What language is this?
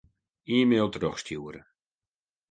Western Frisian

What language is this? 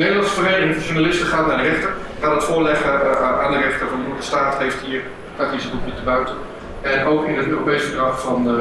Dutch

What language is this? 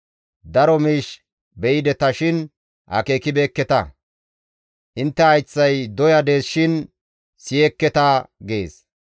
Gamo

